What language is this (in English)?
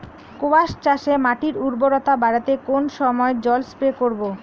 Bangla